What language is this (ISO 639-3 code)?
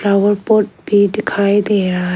hin